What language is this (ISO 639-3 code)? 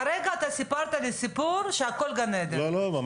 heb